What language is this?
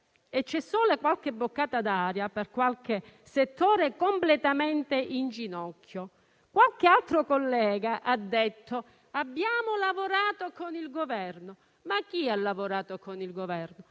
Italian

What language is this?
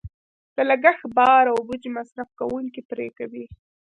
Pashto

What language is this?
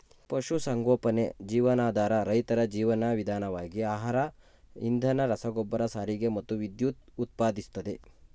Kannada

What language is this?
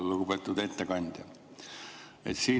Estonian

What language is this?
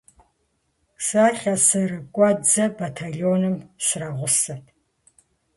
Kabardian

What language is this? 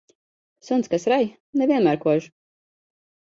Latvian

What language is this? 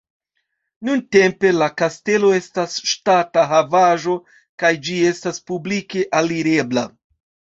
Esperanto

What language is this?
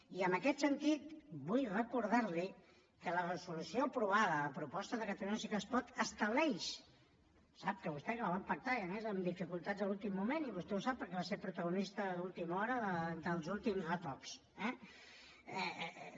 Catalan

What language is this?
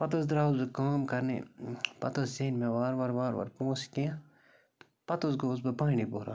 Kashmiri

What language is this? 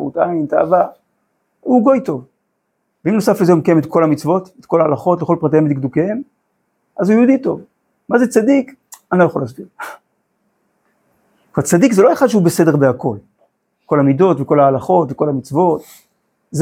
Hebrew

